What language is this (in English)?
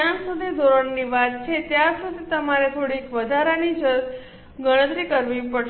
Gujarati